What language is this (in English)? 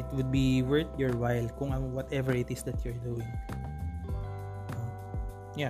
Filipino